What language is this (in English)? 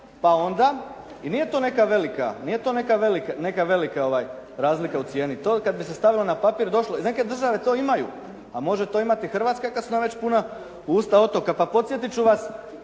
Croatian